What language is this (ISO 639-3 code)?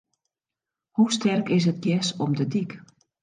fry